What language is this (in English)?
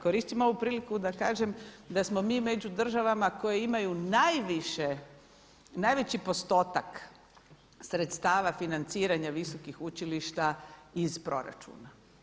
Croatian